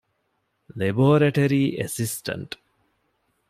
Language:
Divehi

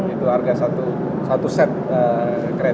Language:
Indonesian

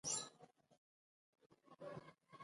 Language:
Pashto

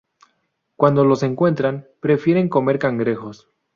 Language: Spanish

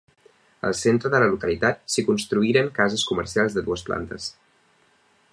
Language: Catalan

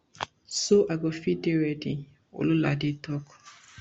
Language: Nigerian Pidgin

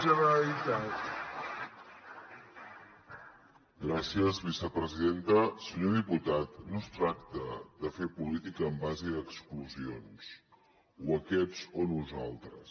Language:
Catalan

